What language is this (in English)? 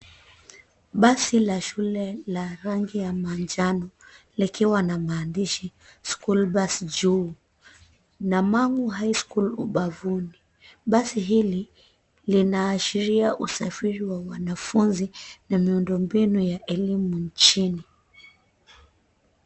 Swahili